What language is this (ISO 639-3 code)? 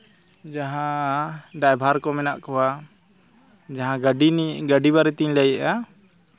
sat